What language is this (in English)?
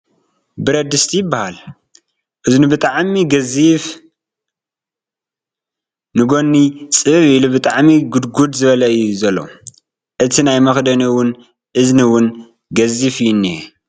Tigrinya